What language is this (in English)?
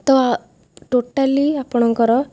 Odia